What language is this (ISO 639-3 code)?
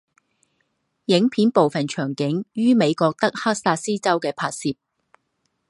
zho